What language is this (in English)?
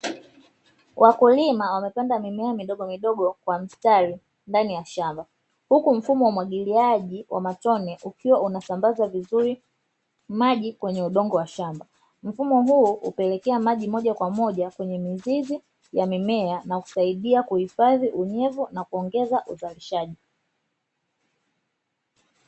Swahili